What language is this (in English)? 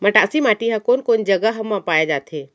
Chhattisgarhi